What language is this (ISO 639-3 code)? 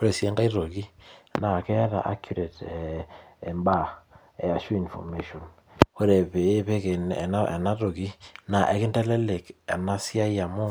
mas